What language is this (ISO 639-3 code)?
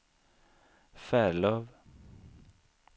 swe